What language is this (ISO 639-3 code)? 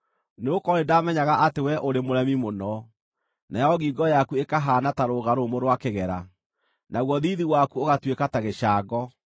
kik